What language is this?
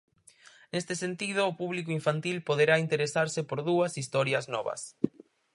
Galician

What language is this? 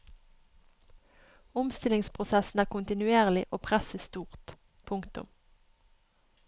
Norwegian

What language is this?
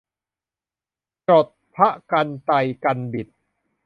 Thai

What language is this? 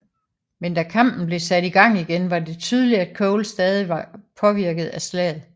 Danish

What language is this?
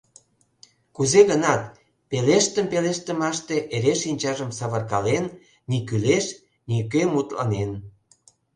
Mari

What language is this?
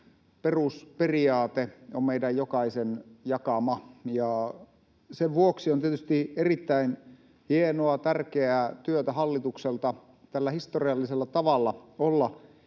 Finnish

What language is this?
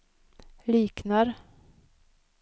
Swedish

